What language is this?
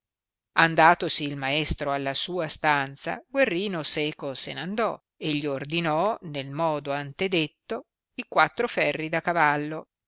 Italian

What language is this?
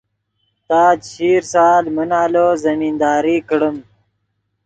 Yidgha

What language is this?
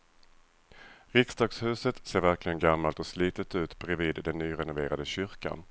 Swedish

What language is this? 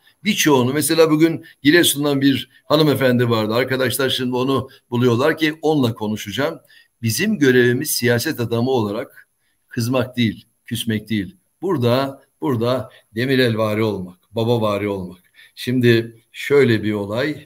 Turkish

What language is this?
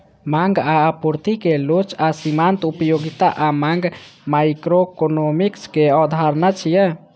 Maithili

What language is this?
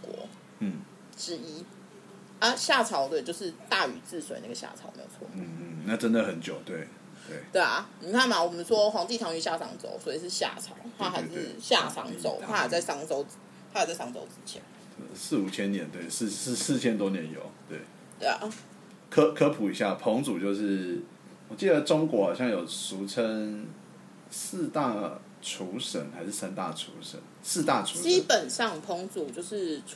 Chinese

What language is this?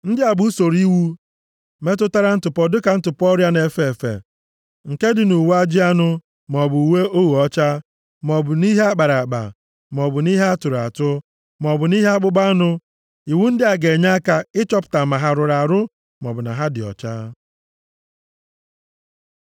Igbo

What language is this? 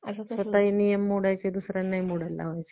Marathi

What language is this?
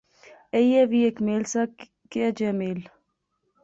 Pahari-Potwari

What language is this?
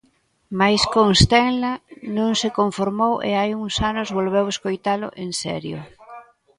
Galician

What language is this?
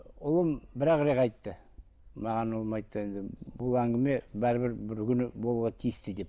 Kazakh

